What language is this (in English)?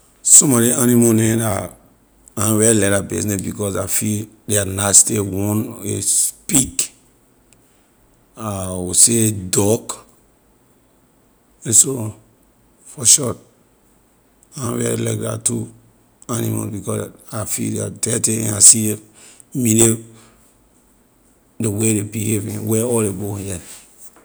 Liberian English